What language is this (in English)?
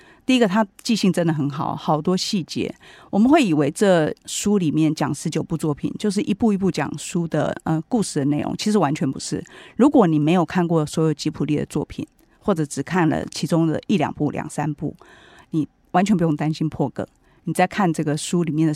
Chinese